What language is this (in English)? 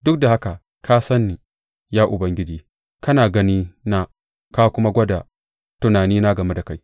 Hausa